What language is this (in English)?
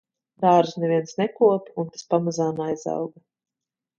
Latvian